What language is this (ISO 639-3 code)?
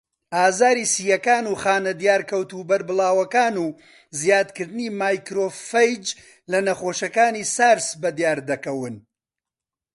ckb